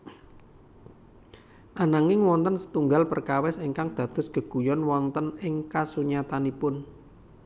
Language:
Javanese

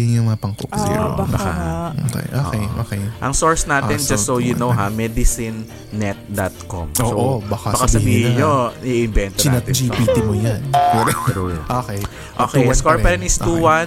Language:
Filipino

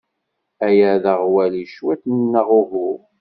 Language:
Kabyle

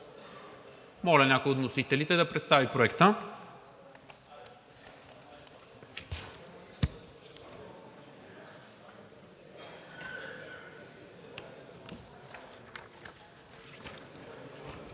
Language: Bulgarian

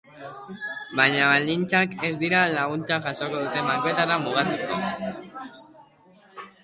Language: Basque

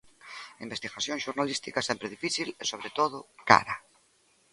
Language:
Galician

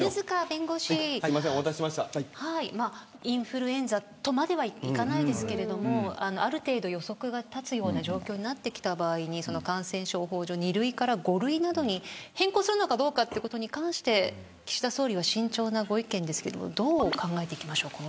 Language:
Japanese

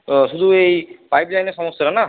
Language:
Bangla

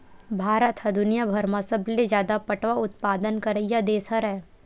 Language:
Chhattisgarhi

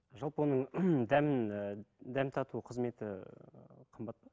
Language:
Kazakh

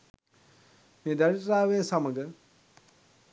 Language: Sinhala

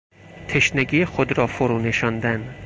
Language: Persian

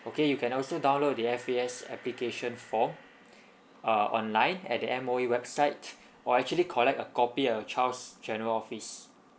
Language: English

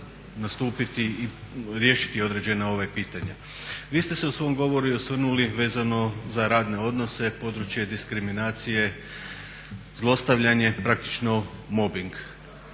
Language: Croatian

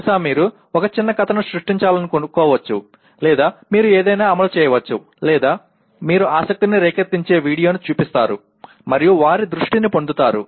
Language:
Telugu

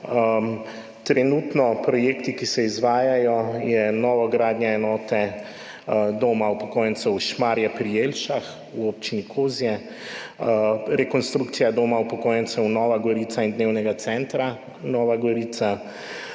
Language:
Slovenian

